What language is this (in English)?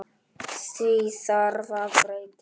Icelandic